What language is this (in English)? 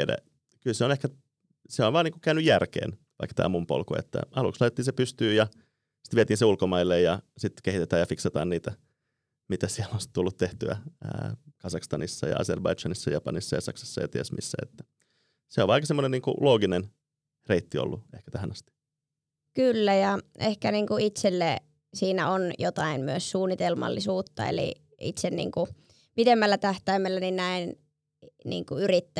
Finnish